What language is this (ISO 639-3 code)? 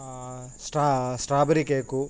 tel